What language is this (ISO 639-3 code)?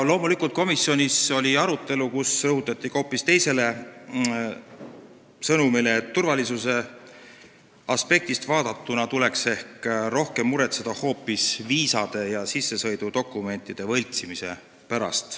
est